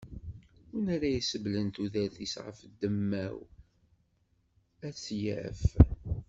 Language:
Kabyle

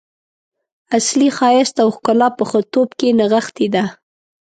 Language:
Pashto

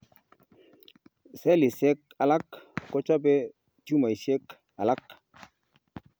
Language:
Kalenjin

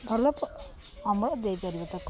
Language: Odia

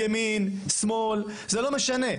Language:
Hebrew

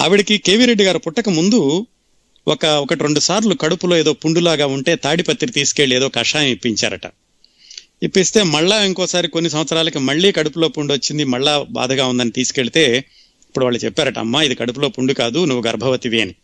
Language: Telugu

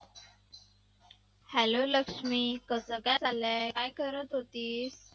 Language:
Marathi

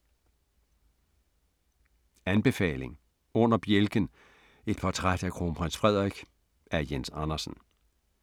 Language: Danish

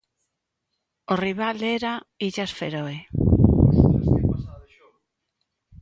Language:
Galician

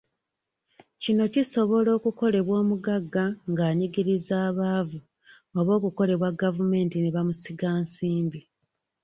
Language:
Ganda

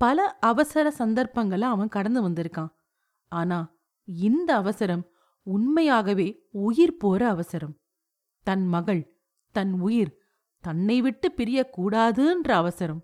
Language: Tamil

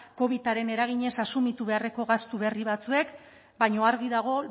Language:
Basque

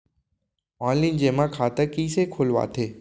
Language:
Chhattisgarhi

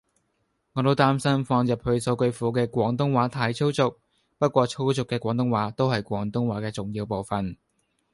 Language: Cantonese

